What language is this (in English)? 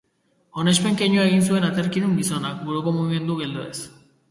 Basque